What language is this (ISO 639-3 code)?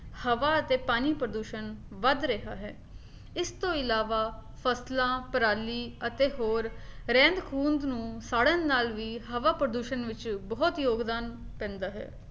pan